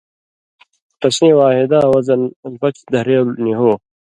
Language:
Indus Kohistani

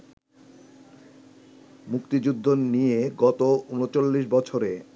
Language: Bangla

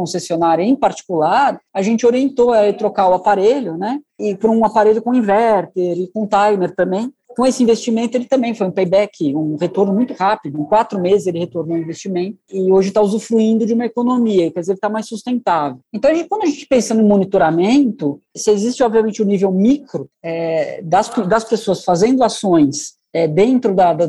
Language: Portuguese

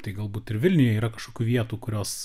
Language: Lithuanian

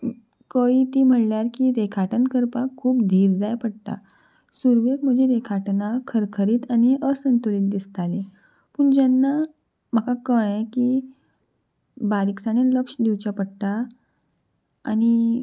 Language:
Konkani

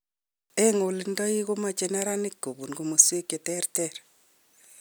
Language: Kalenjin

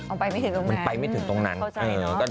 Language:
Thai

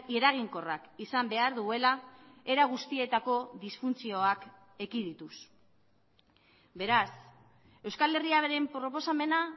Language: Basque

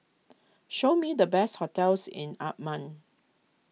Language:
English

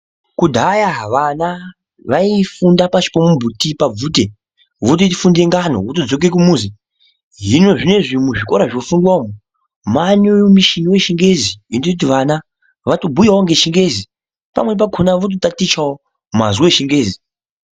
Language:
Ndau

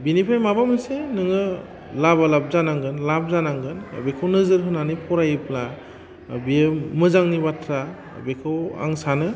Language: Bodo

